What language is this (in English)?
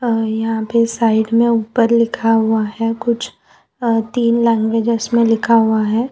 Hindi